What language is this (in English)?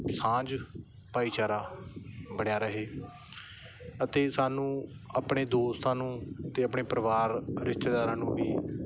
Punjabi